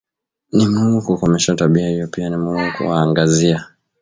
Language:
Swahili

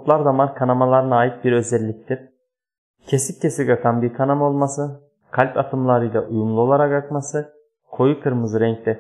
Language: Turkish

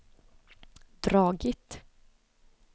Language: Swedish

